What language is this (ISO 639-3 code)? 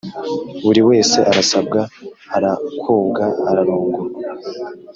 kin